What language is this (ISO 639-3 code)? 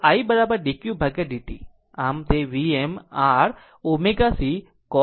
guj